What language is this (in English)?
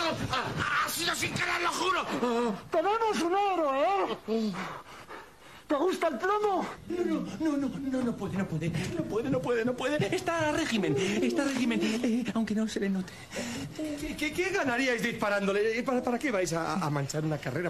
Spanish